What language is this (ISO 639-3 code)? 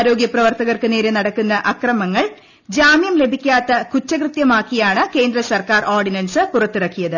mal